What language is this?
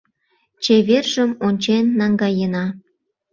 Mari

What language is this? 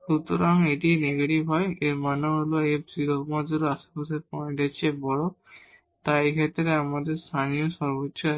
Bangla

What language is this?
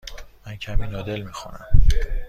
Persian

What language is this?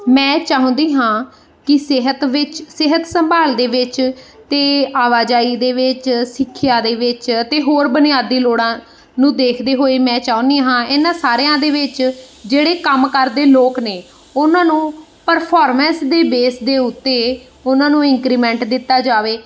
Punjabi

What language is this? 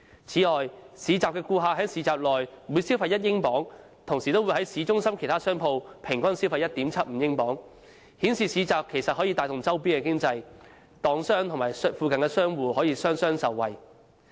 Cantonese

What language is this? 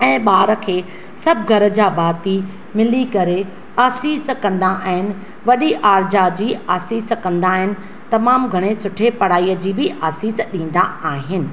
Sindhi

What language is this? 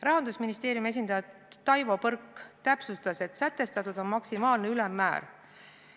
Estonian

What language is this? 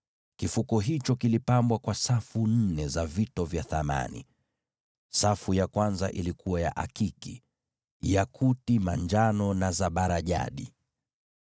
Swahili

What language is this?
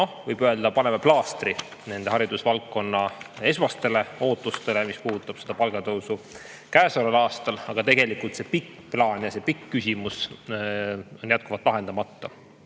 Estonian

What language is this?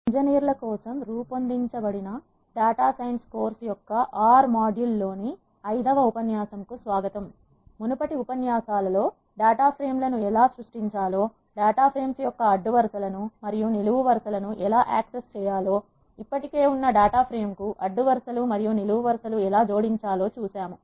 Telugu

